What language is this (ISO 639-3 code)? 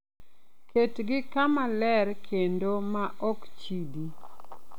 luo